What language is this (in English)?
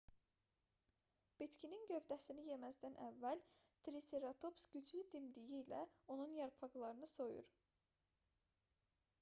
Azerbaijani